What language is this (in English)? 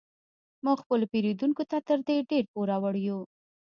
Pashto